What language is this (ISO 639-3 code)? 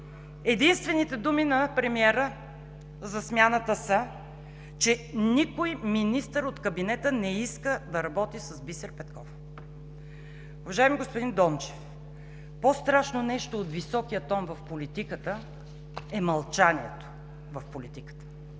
bul